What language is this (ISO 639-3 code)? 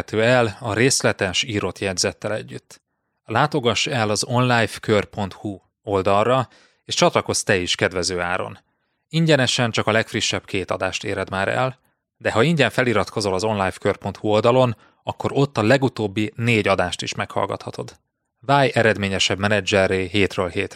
hun